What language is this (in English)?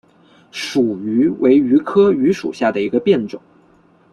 Chinese